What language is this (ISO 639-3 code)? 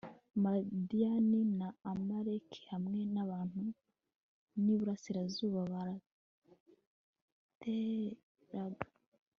kin